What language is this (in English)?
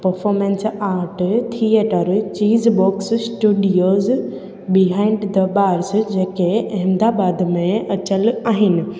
Sindhi